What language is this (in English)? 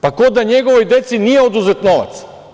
Serbian